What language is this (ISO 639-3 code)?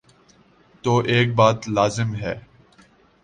urd